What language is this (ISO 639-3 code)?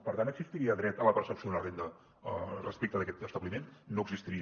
cat